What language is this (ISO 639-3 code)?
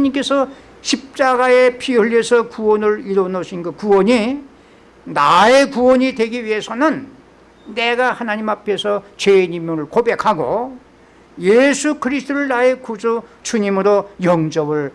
kor